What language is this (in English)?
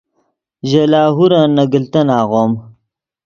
Yidgha